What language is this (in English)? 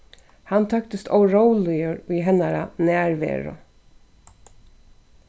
Faroese